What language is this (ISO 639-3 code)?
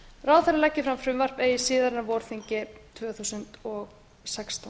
isl